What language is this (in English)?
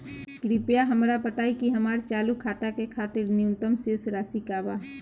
Bhojpuri